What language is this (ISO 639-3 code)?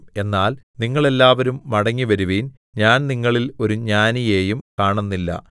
mal